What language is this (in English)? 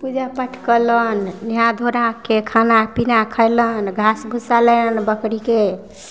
Maithili